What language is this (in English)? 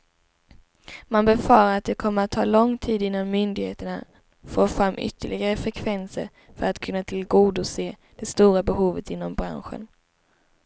Swedish